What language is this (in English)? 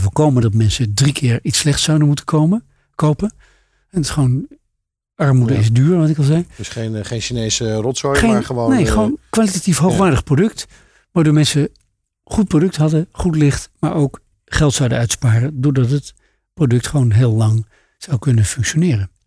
Dutch